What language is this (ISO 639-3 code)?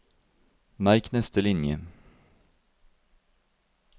nor